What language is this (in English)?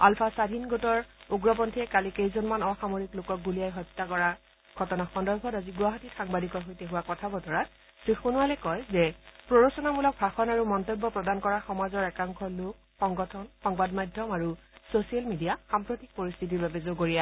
Assamese